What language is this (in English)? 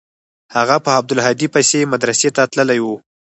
Pashto